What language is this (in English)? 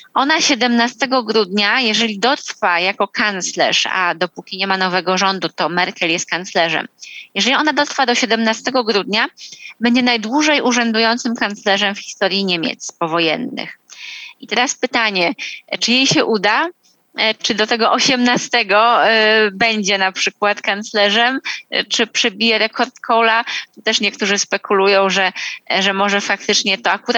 Polish